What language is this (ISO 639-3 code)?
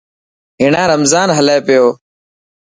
mki